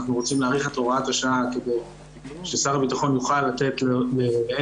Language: Hebrew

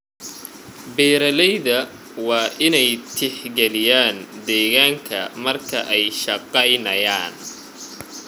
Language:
Somali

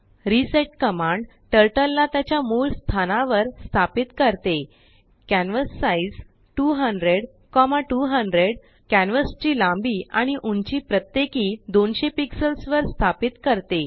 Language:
Marathi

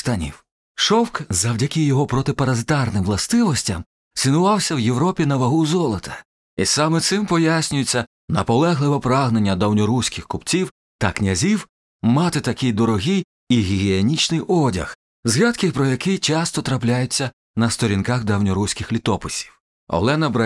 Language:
Ukrainian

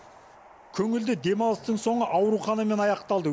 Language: Kazakh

